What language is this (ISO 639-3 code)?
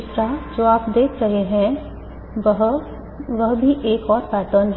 hin